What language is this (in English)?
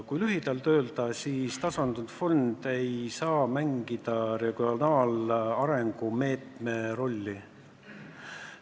Estonian